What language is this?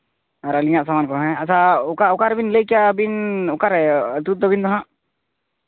Santali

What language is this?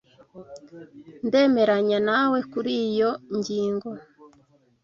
Kinyarwanda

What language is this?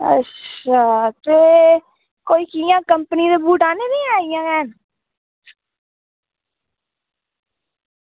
Dogri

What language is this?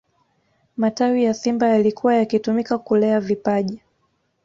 Swahili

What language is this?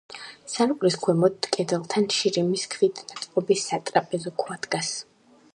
Georgian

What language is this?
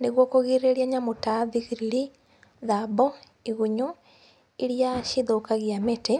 Kikuyu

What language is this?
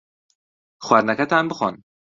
Central Kurdish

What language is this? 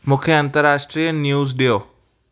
Sindhi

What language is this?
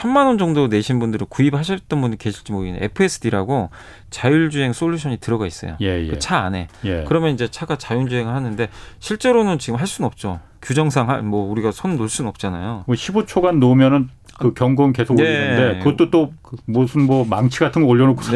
Korean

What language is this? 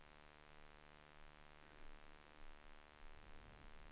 Swedish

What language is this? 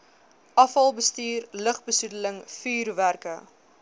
Afrikaans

